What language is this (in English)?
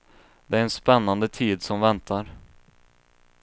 Swedish